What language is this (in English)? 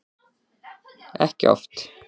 Icelandic